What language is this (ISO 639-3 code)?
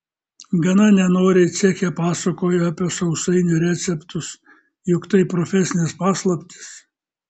lit